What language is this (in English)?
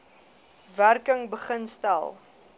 Afrikaans